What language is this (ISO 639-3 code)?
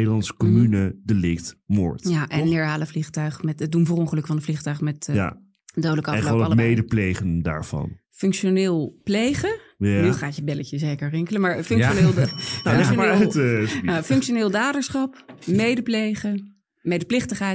nld